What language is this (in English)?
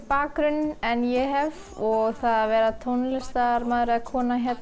Icelandic